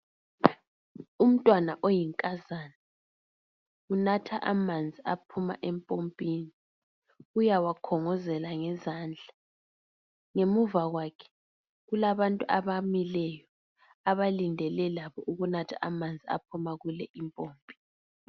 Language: North Ndebele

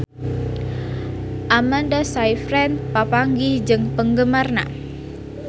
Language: Sundanese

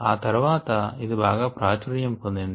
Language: Telugu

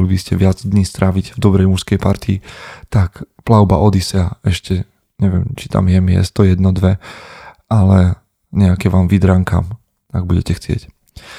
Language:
Slovak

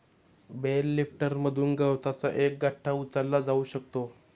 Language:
Marathi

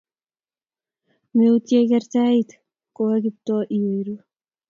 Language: Kalenjin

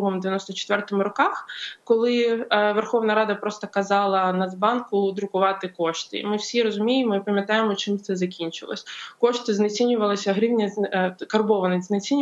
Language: Ukrainian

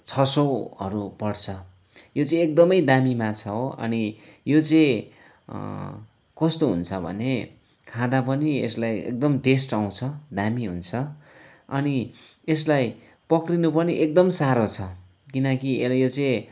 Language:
Nepali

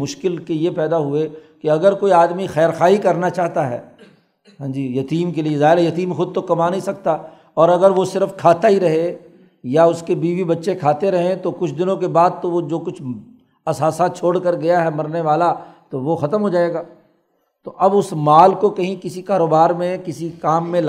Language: Urdu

